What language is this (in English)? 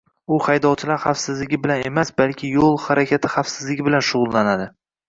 Uzbek